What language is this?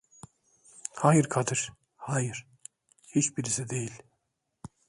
Turkish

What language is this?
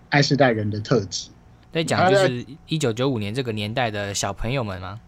Chinese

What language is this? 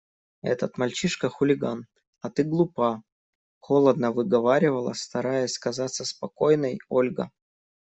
Russian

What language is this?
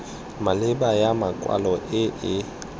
Tswana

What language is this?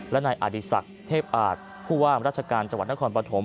Thai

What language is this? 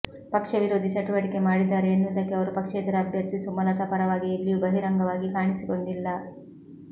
Kannada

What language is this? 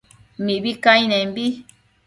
Matsés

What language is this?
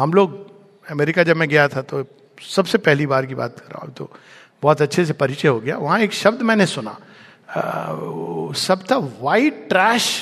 Hindi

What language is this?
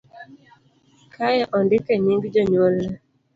Luo (Kenya and Tanzania)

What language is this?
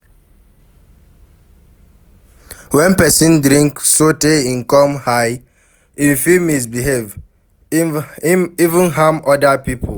Nigerian Pidgin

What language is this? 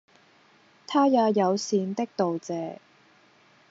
Cantonese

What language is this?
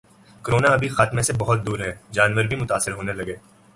Urdu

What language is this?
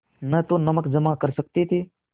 Hindi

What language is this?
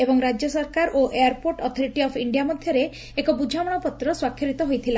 Odia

